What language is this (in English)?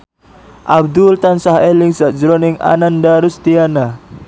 Javanese